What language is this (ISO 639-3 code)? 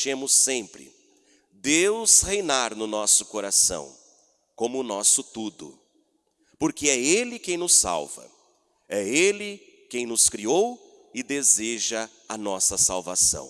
por